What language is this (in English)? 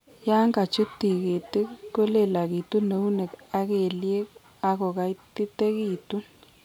Kalenjin